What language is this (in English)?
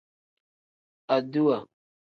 Tem